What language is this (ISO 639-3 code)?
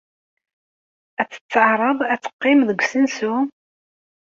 kab